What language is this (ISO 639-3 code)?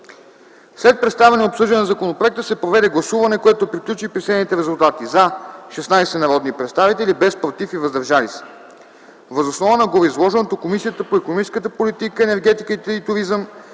bul